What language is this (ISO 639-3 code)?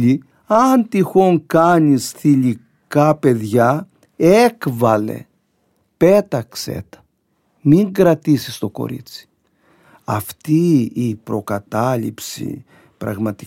ell